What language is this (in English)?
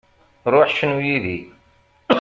Kabyle